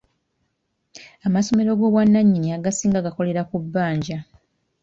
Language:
Ganda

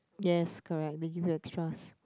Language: English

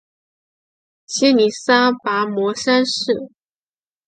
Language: Chinese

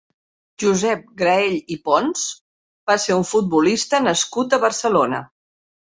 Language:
Catalan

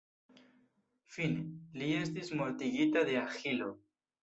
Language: Esperanto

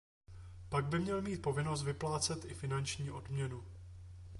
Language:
Czech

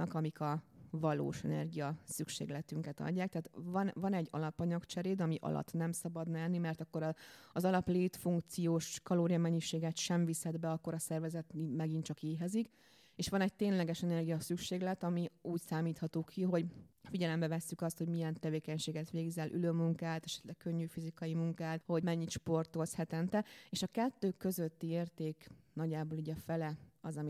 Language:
Hungarian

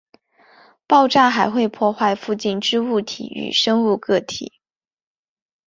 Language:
Chinese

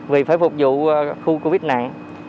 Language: Vietnamese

